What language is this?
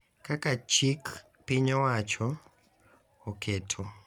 Luo (Kenya and Tanzania)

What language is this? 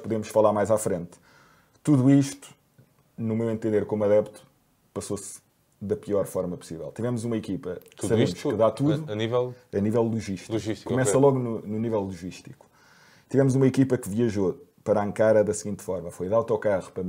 Portuguese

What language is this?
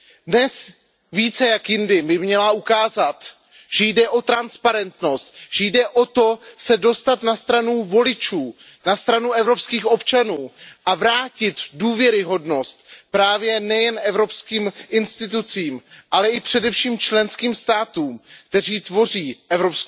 Czech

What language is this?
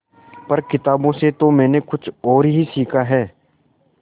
Hindi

